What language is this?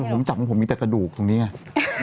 Thai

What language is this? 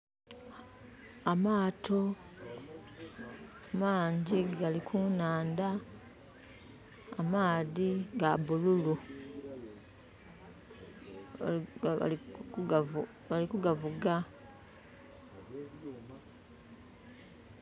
Soga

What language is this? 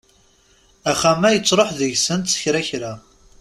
Kabyle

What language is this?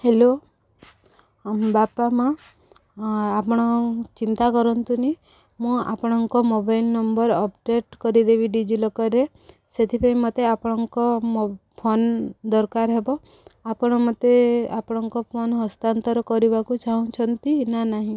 Odia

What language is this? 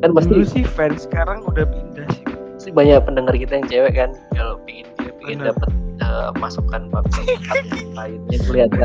Indonesian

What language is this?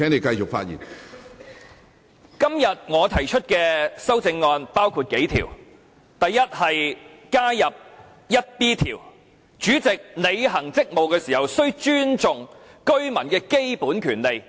Cantonese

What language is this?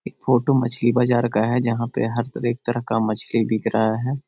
Magahi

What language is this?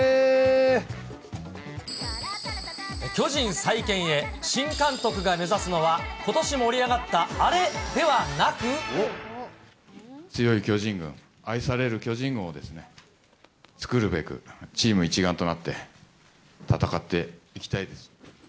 Japanese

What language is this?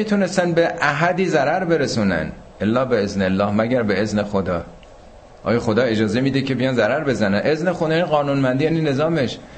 Persian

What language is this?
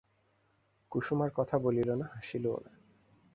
Bangla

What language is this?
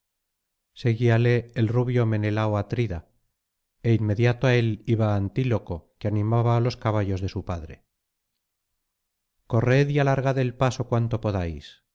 Spanish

